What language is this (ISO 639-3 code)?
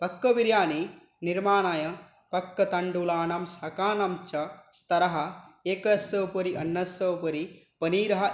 san